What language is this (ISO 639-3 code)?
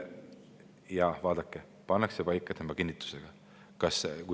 est